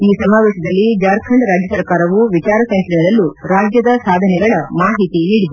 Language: Kannada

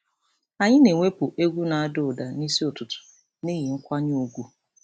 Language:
Igbo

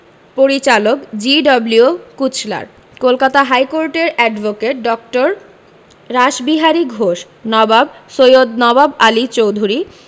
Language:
Bangla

